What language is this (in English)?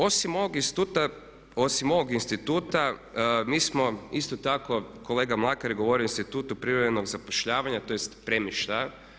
Croatian